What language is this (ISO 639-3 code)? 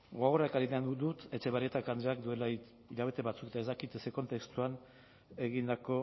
eus